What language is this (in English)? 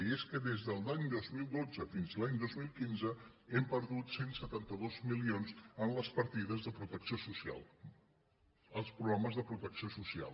Catalan